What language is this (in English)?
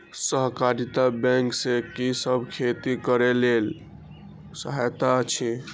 Maithili